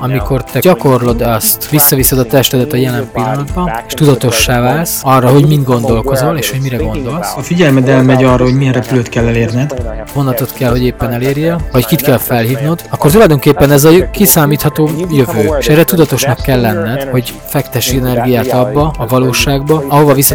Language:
Hungarian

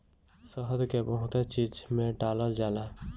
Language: Bhojpuri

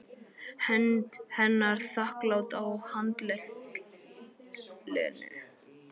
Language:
Icelandic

